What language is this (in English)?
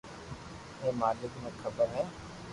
Loarki